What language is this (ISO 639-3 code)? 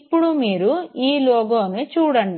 tel